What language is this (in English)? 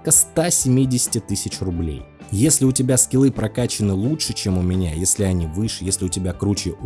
Russian